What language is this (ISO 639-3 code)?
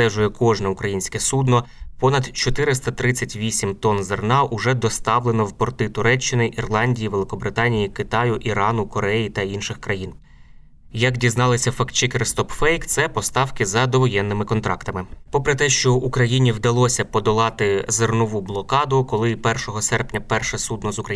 ukr